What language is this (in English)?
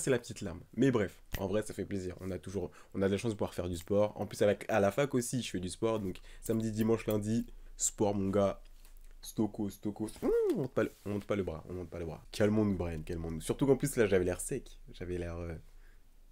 French